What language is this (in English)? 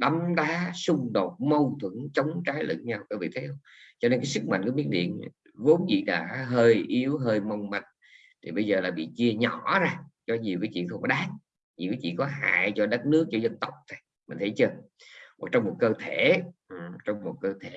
Vietnamese